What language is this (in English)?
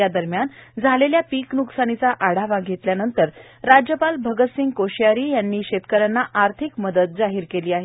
Marathi